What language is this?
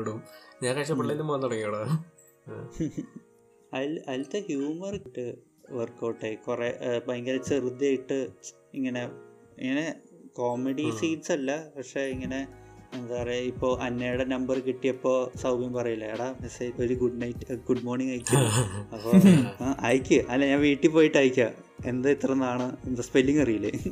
Malayalam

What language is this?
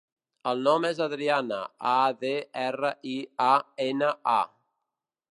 Catalan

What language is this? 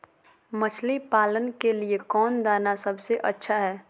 Magahi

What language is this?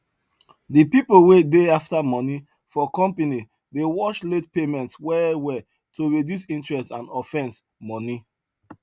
Nigerian Pidgin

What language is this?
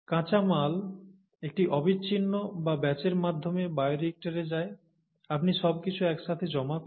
Bangla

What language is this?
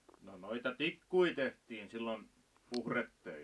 Finnish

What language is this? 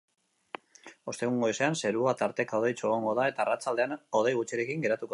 Basque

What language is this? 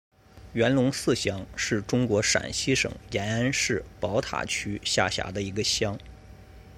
Chinese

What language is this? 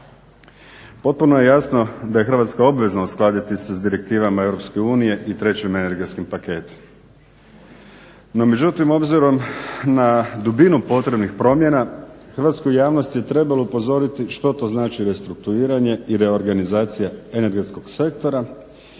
Croatian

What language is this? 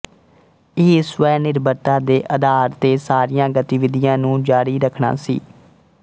Punjabi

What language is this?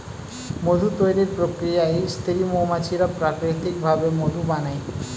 Bangla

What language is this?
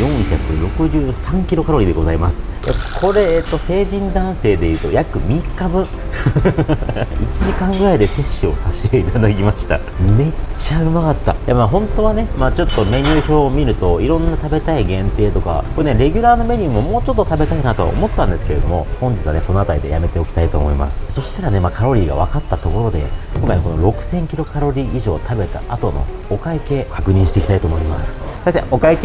Japanese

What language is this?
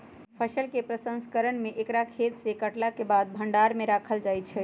Magahi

